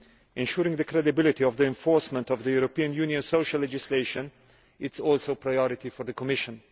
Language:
English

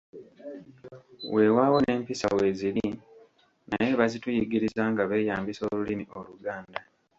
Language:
Ganda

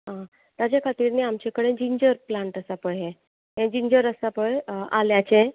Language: Konkani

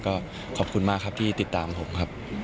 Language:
Thai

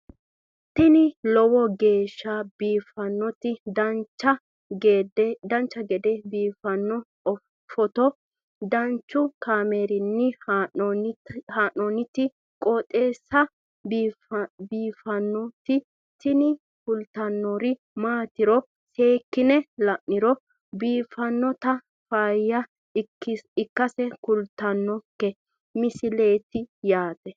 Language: Sidamo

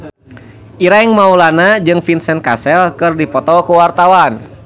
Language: Sundanese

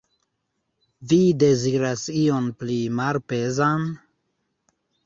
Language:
Esperanto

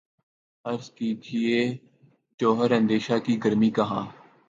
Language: Urdu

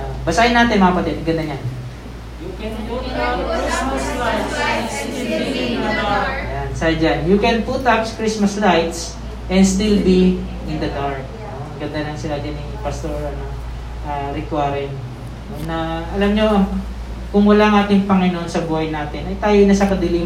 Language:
Filipino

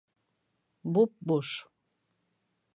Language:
Bashkir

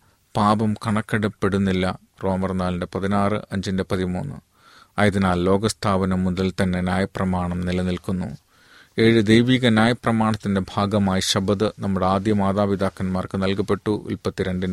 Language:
Malayalam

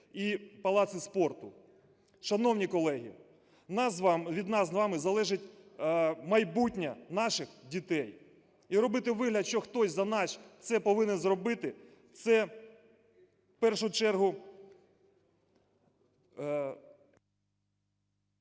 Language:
Ukrainian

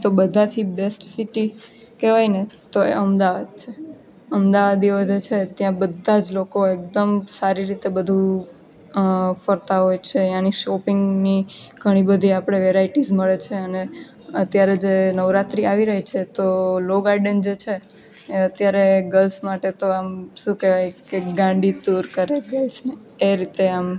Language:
Gujarati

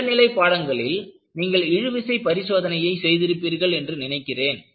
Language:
Tamil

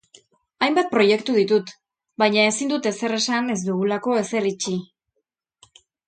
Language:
Basque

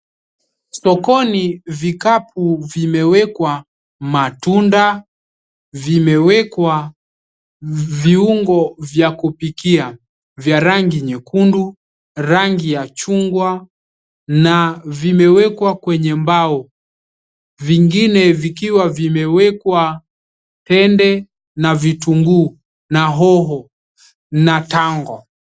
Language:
Swahili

